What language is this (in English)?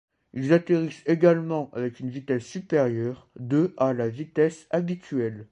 French